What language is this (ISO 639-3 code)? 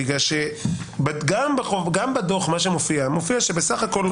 heb